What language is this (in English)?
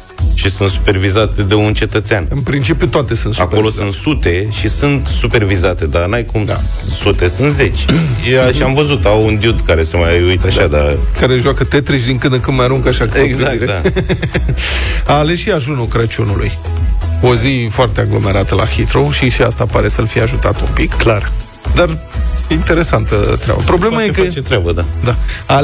Romanian